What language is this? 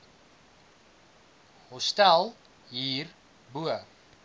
Afrikaans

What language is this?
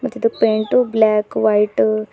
Kannada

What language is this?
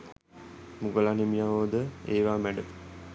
Sinhala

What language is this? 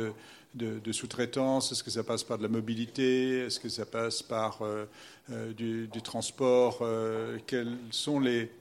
French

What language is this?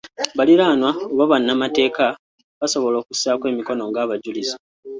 Ganda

